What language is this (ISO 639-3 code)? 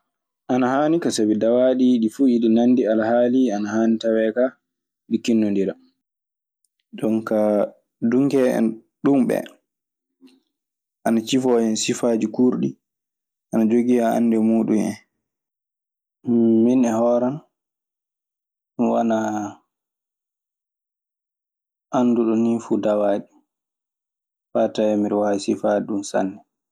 ffm